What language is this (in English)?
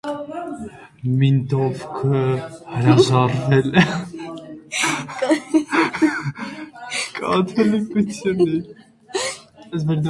Armenian